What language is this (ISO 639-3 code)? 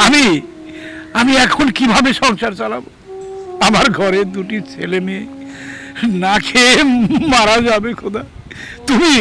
ben